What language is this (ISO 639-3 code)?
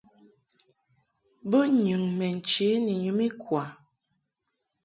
mhk